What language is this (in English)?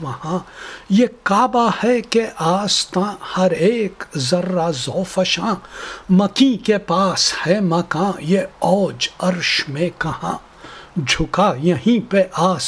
Urdu